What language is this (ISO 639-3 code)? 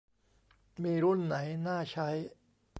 tha